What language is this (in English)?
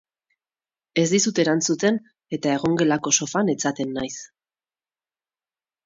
Basque